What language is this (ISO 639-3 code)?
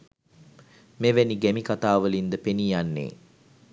sin